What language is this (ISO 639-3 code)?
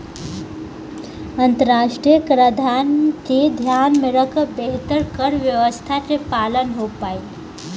bho